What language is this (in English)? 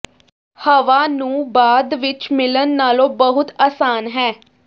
Punjabi